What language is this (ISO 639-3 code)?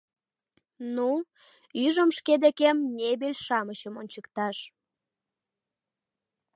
chm